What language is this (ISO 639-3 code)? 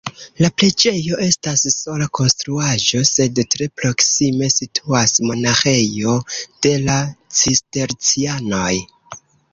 epo